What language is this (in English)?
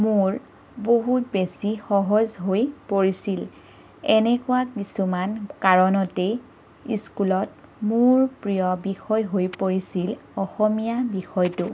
Assamese